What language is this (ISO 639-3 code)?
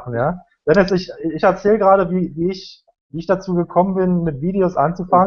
deu